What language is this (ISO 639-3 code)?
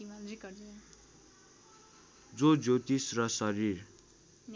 nep